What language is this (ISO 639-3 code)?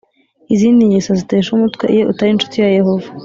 kin